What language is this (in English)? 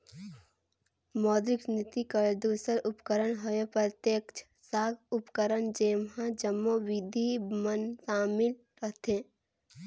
Chhattisgarhi